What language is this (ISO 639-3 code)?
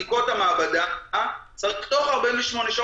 heb